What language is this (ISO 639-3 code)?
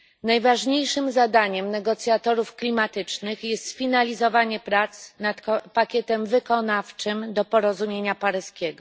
pol